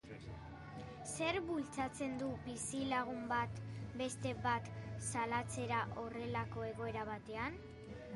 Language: Basque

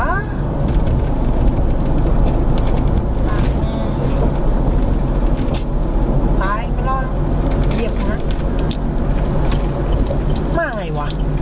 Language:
Thai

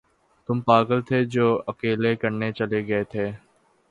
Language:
Urdu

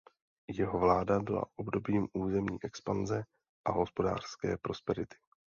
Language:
Czech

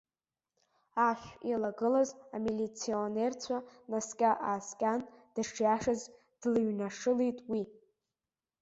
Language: Abkhazian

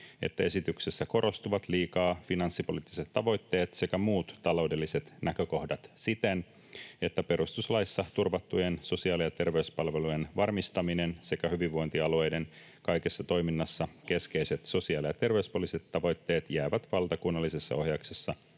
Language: Finnish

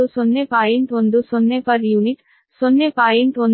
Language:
Kannada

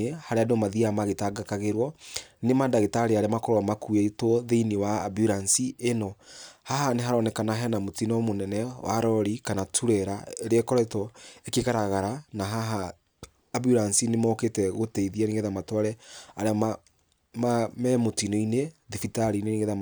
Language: Kikuyu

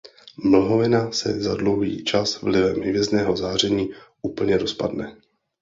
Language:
Czech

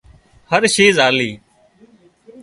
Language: Wadiyara Koli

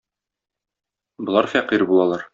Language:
Tatar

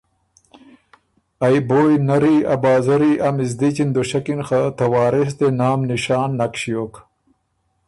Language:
Ormuri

